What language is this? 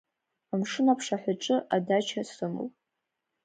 Abkhazian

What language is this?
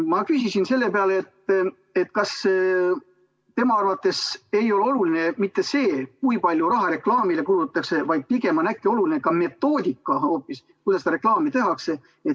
Estonian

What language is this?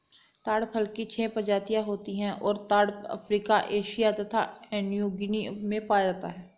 Hindi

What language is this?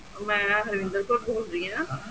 Punjabi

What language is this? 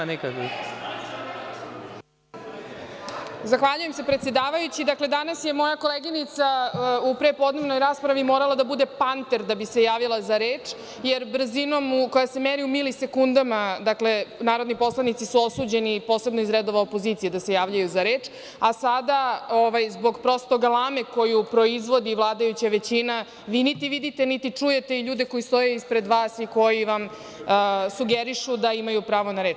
Serbian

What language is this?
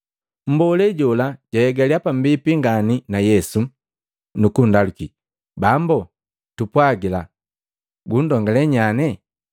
Matengo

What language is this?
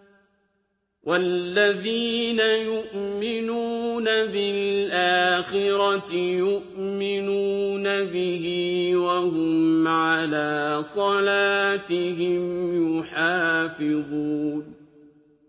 Arabic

